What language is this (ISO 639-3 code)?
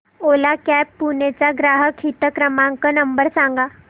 mar